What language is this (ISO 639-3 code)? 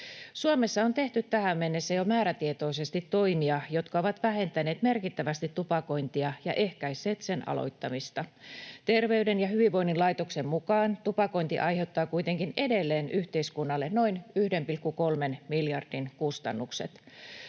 fin